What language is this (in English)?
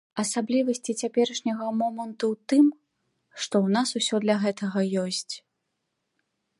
Belarusian